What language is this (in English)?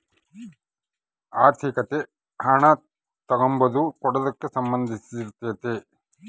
Kannada